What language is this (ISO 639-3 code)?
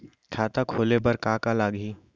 hne